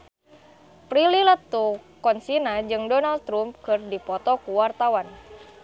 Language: Sundanese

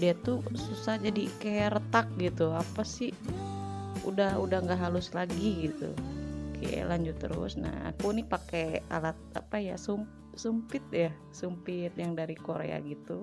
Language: Indonesian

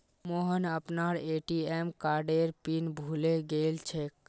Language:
Magahi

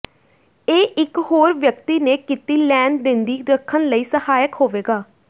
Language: Punjabi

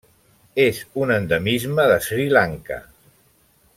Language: Catalan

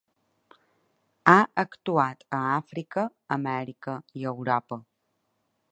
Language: Catalan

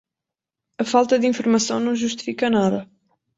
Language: Portuguese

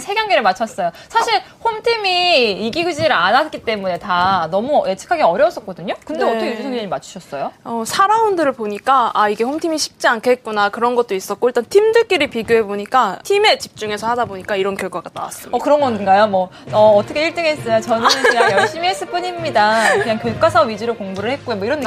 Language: Korean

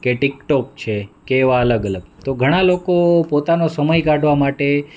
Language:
Gujarati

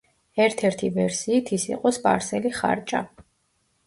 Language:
Georgian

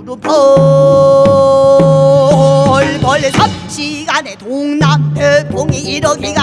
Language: Korean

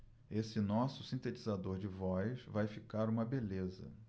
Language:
Portuguese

